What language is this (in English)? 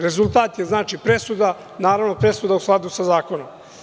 Serbian